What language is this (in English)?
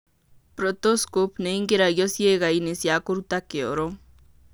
Kikuyu